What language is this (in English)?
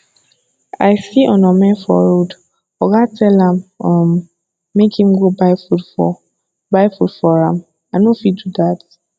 Nigerian Pidgin